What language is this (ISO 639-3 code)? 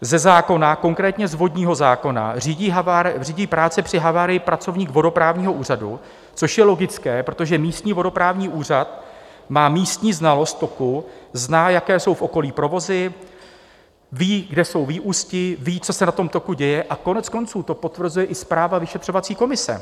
ces